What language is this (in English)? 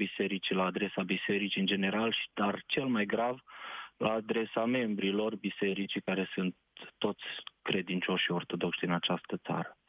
Romanian